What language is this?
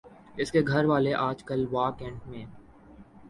Urdu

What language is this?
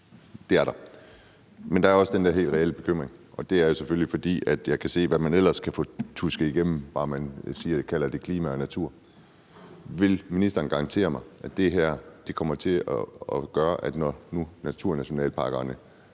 Danish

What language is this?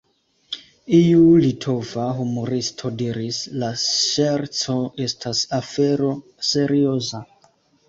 Esperanto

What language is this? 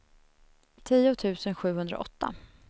Swedish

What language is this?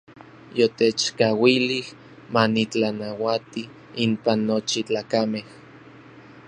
Orizaba Nahuatl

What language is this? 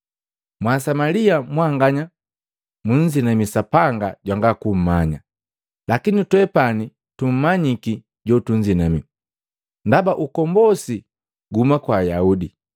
Matengo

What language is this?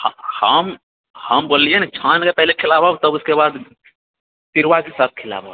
Maithili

